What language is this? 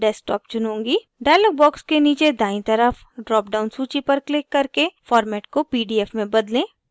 Hindi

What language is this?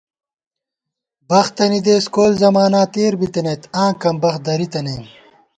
Gawar-Bati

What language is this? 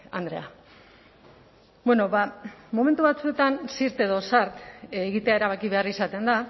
Basque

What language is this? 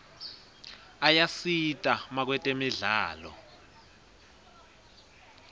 Swati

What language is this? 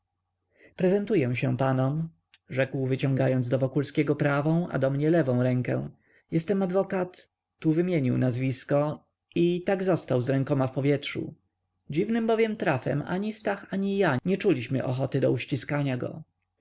Polish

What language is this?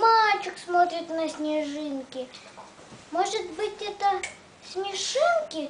Russian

